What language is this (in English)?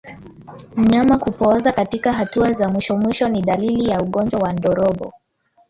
Swahili